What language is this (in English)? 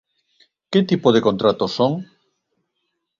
Galician